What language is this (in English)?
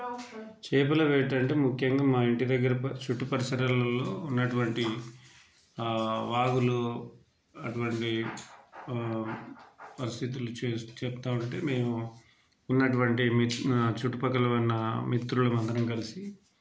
Telugu